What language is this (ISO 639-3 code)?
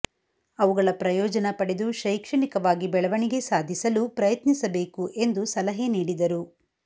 kan